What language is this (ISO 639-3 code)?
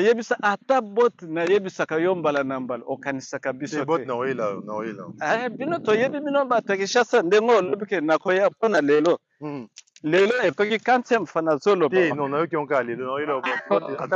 fra